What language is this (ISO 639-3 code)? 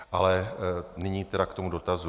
ces